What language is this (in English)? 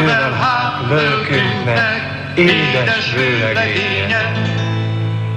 Hungarian